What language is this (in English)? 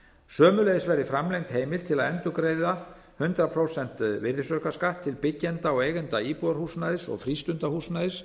Icelandic